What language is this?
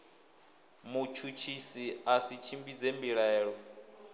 Venda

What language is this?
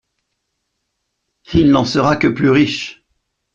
French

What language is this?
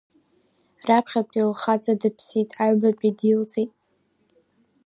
Abkhazian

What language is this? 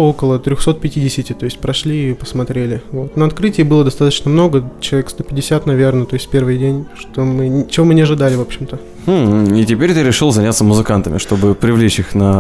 Russian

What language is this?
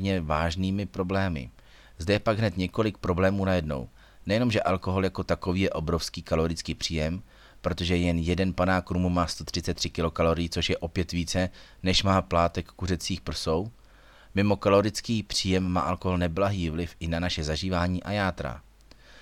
Czech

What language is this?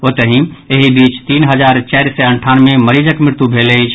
Maithili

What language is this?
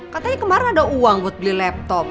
Indonesian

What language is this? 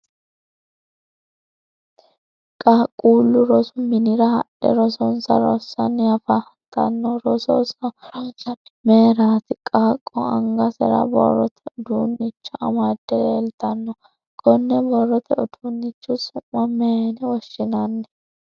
Sidamo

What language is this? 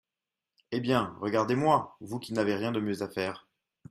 French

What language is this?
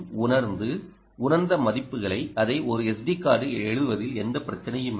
Tamil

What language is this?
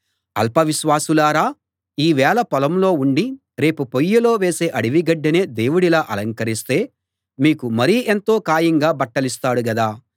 Telugu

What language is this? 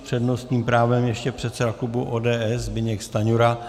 Czech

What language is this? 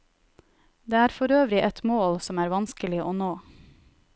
Norwegian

